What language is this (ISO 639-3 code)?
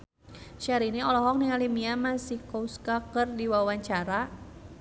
sun